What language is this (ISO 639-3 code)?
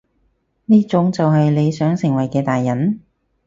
yue